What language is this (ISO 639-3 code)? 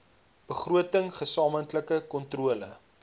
afr